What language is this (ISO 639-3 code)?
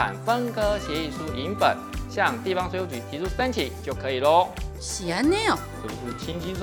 zho